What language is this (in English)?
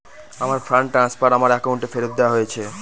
Bangla